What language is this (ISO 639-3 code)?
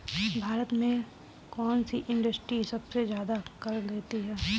hin